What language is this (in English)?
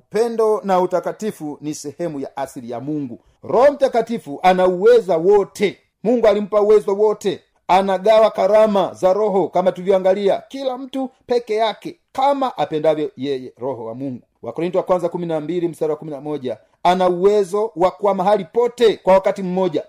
Swahili